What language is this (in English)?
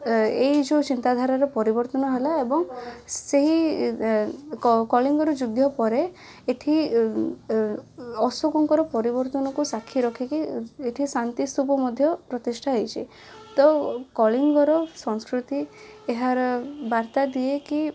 Odia